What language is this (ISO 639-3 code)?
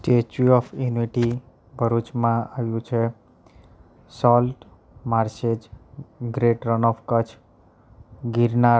guj